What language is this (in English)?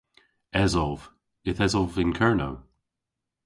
Cornish